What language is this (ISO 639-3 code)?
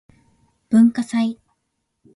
jpn